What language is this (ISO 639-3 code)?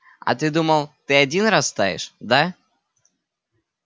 rus